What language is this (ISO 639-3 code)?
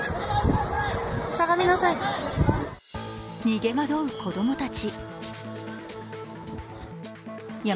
jpn